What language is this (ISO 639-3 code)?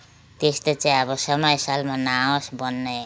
nep